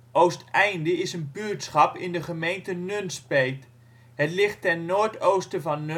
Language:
Dutch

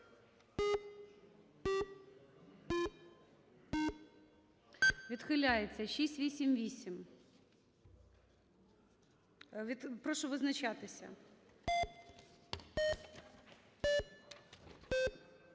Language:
Ukrainian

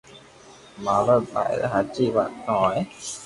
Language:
Loarki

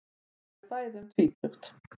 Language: Icelandic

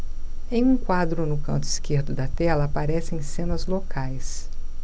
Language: Portuguese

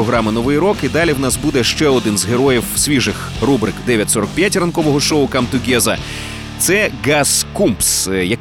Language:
Ukrainian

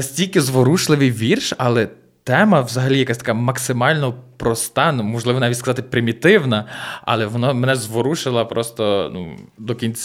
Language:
Ukrainian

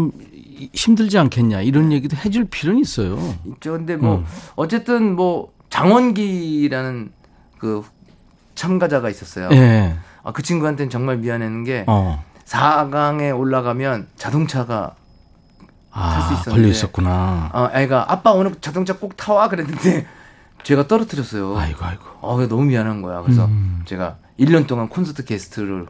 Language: Korean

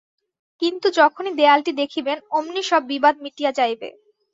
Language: Bangla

